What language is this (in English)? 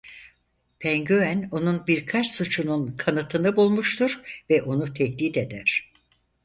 Turkish